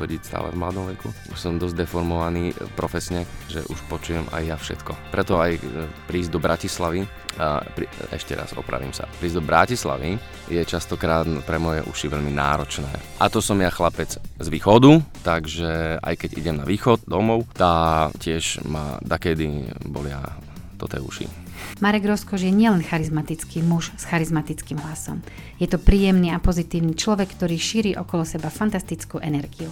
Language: Slovak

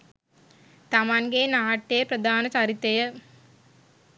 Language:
Sinhala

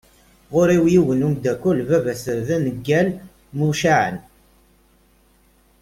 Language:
Kabyle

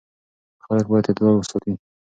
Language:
Pashto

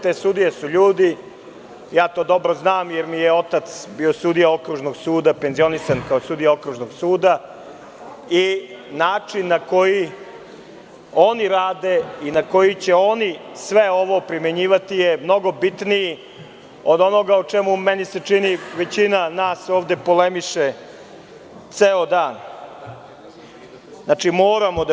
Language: Serbian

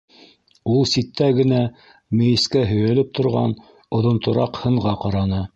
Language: Bashkir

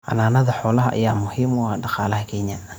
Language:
Somali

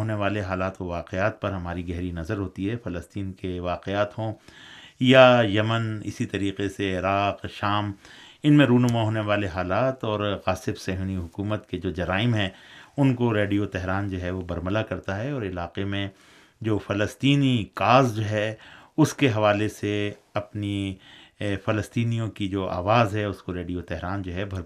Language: Urdu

